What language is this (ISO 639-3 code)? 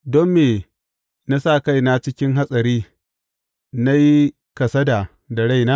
hau